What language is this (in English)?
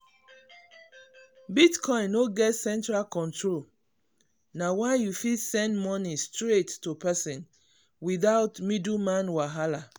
Nigerian Pidgin